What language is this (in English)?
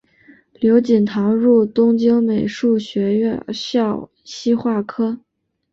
Chinese